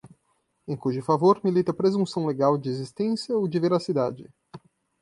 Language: Portuguese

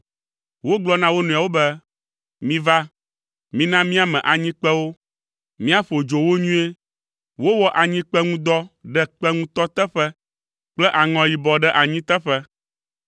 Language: Ewe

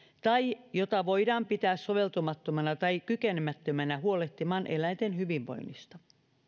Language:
Finnish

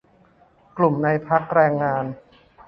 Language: Thai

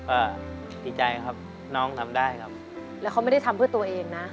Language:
Thai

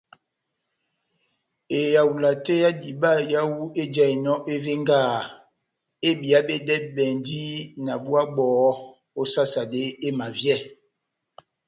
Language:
Batanga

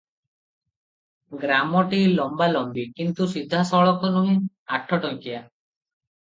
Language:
Odia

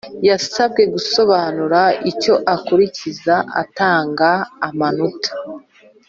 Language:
Kinyarwanda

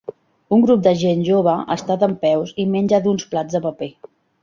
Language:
Catalan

